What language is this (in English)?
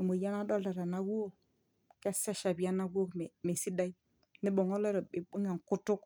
Masai